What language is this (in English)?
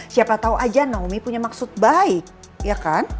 Indonesian